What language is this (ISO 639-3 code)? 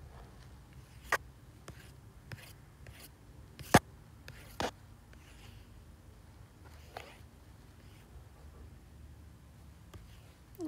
tur